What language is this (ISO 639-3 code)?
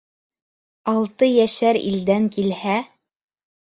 bak